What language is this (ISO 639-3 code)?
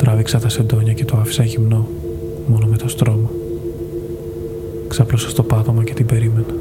ell